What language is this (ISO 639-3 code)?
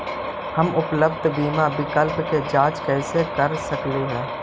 mag